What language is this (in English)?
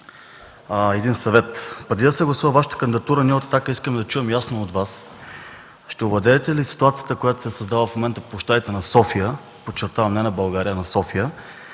Bulgarian